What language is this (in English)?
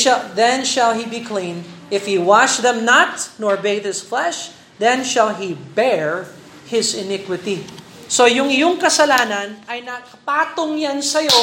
Filipino